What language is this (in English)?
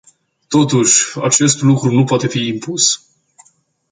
Romanian